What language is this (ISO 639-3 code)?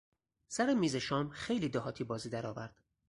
fas